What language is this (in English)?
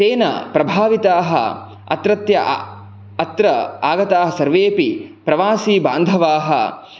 Sanskrit